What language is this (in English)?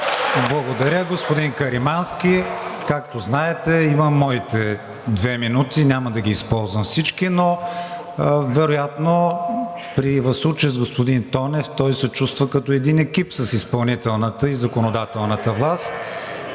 Bulgarian